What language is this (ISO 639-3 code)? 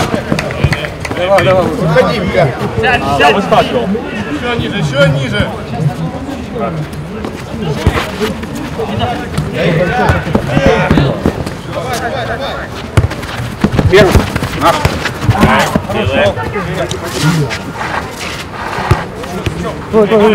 rus